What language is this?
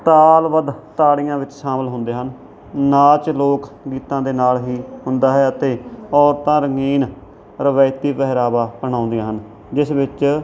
Punjabi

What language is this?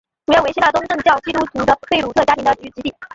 Chinese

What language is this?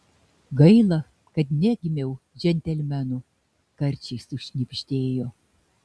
Lithuanian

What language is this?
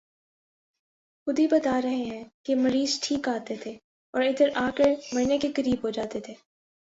Urdu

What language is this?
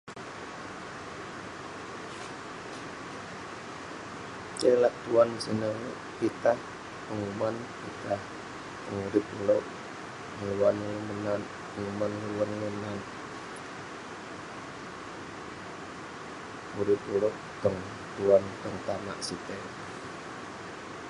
Western Penan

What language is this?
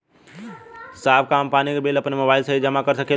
Bhojpuri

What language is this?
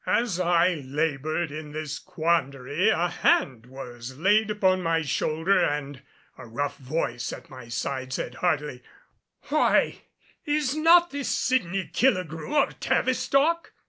English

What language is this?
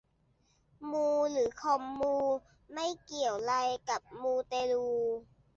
Thai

